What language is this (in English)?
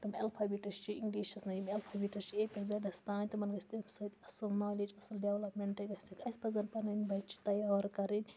Kashmiri